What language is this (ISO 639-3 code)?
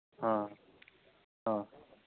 sat